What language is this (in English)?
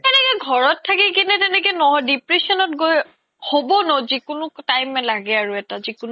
Assamese